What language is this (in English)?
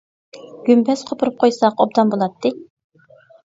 Uyghur